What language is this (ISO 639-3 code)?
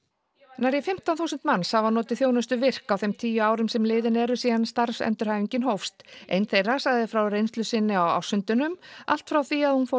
isl